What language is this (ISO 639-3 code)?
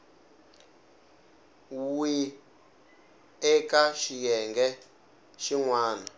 tso